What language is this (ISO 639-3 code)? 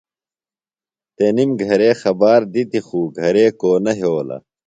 phl